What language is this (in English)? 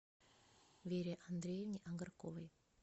Russian